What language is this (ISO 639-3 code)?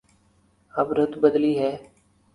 urd